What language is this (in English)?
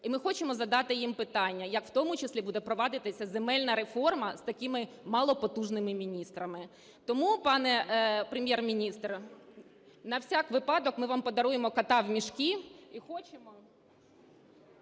Ukrainian